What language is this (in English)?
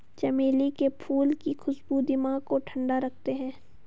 Hindi